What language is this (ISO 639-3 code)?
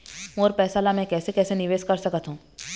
hne